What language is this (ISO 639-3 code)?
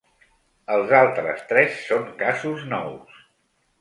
cat